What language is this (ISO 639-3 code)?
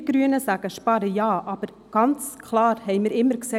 gsw